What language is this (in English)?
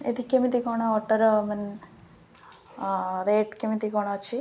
Odia